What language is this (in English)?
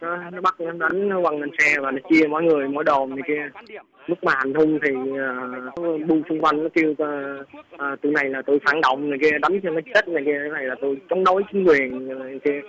Vietnamese